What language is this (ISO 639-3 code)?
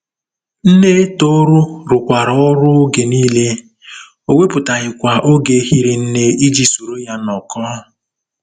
ibo